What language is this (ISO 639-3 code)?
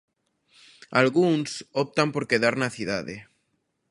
glg